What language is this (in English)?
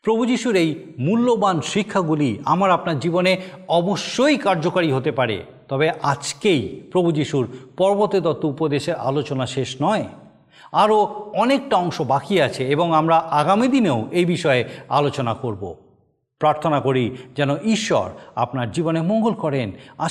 Bangla